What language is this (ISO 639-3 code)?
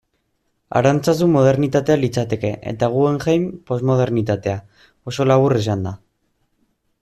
eus